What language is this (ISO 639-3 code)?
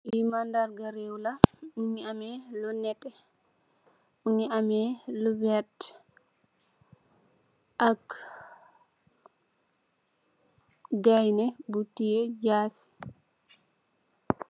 wol